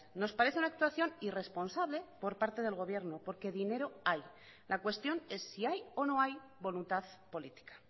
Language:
Spanish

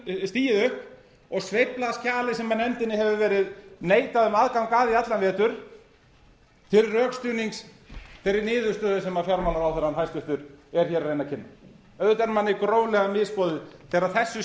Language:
Icelandic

